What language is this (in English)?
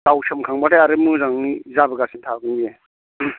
Bodo